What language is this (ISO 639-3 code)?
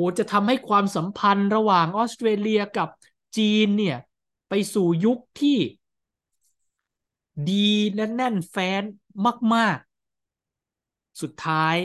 tha